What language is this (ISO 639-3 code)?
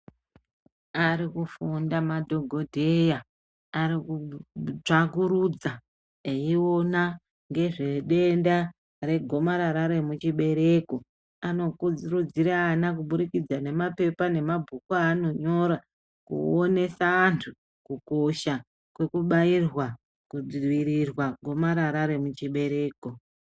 ndc